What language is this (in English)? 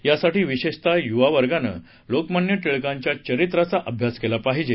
Marathi